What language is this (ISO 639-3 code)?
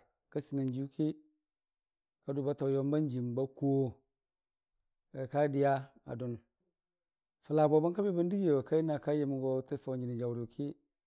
cfa